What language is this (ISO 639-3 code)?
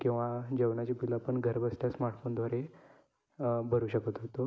mar